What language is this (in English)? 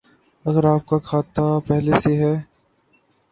Urdu